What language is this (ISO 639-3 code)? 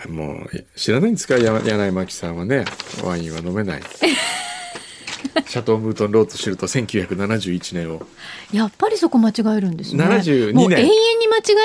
jpn